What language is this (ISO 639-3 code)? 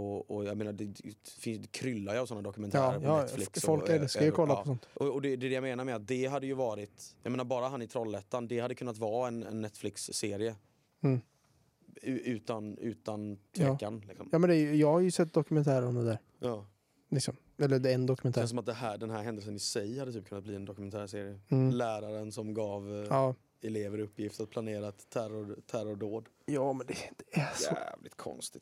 swe